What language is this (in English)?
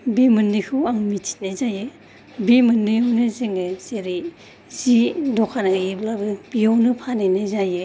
Bodo